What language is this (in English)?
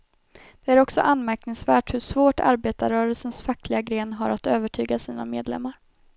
Swedish